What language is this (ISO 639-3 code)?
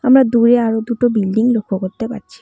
ben